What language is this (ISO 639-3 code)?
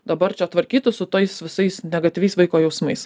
lit